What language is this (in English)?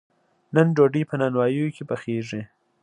Pashto